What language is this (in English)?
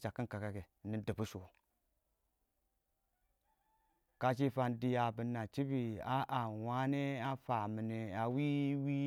Awak